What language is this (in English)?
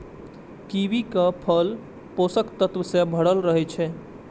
Maithili